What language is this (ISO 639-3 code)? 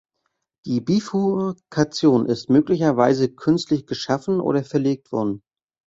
deu